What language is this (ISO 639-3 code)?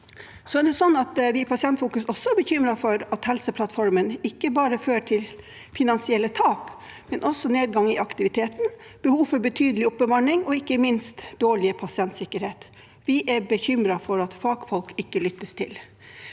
nor